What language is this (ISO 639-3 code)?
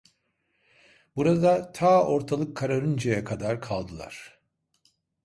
tur